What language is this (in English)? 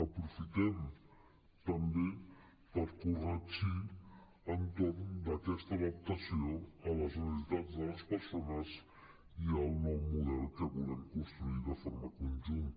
Catalan